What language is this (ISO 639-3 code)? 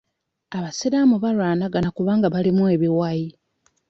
lug